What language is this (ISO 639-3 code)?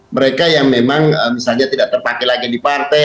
ind